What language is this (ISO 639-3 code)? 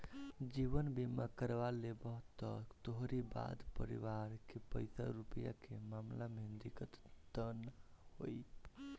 bho